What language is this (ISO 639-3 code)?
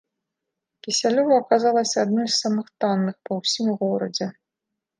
bel